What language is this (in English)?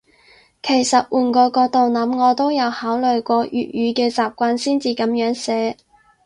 Cantonese